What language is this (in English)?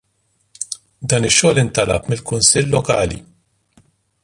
Maltese